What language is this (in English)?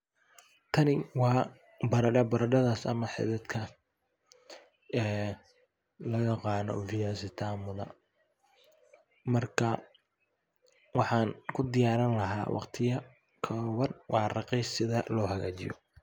Somali